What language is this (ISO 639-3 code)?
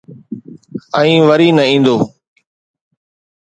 snd